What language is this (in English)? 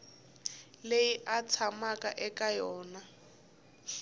Tsonga